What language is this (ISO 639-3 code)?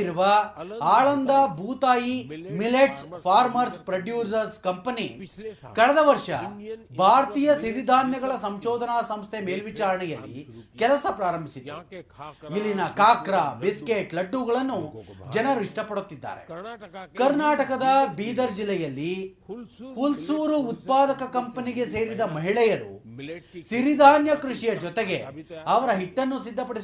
kan